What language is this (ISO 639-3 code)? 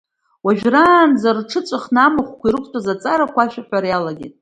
abk